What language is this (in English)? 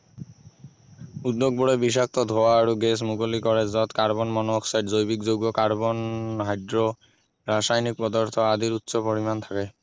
Assamese